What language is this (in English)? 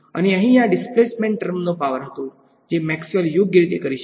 Gujarati